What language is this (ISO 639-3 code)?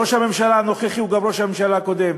heb